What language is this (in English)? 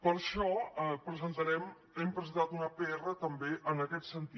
Catalan